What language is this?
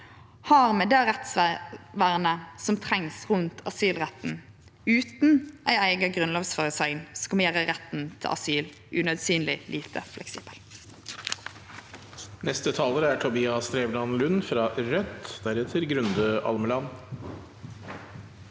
Norwegian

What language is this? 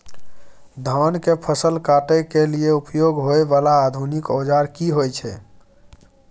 Maithili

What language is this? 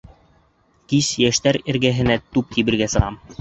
Bashkir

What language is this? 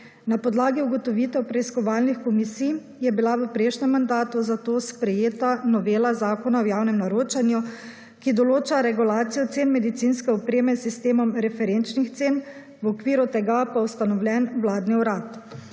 Slovenian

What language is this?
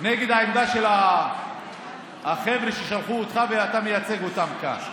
Hebrew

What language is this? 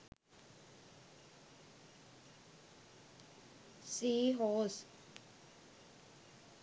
Sinhala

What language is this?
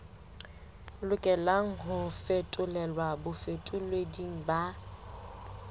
Southern Sotho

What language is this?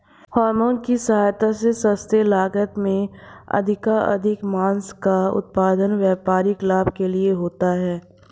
Hindi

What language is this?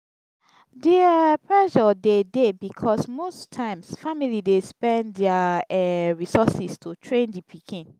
Nigerian Pidgin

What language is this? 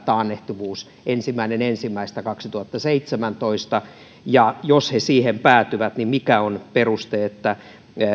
Finnish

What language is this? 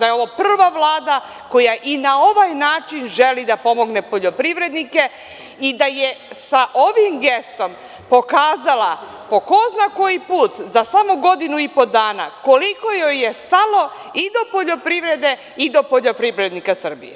Serbian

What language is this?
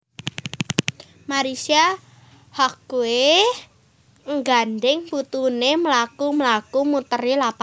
Javanese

